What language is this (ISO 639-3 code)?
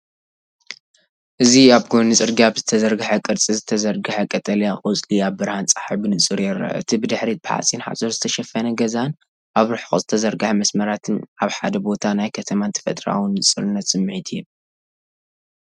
tir